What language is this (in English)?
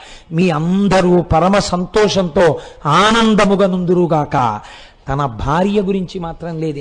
Telugu